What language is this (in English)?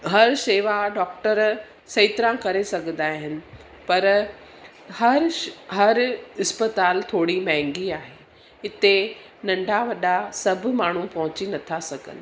Sindhi